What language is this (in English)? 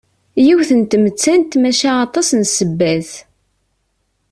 Kabyle